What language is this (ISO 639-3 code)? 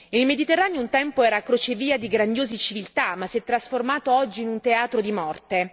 ita